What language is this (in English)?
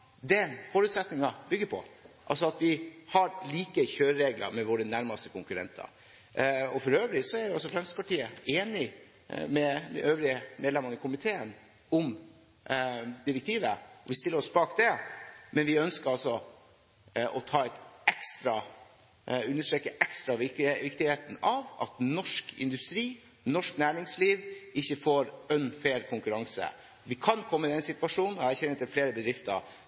Norwegian Bokmål